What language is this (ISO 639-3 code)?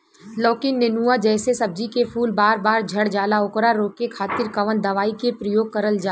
bho